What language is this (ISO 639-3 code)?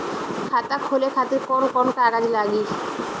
bho